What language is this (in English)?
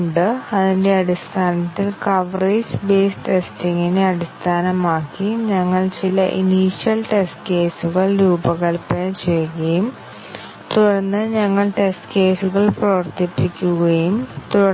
Malayalam